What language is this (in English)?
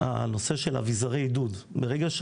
Hebrew